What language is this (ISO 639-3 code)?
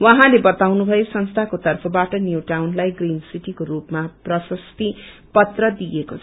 nep